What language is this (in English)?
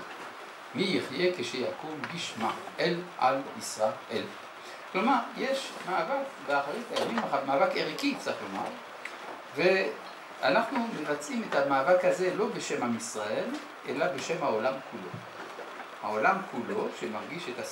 Hebrew